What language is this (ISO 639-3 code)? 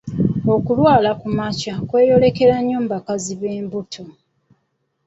lug